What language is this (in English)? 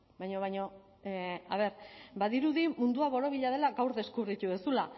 Basque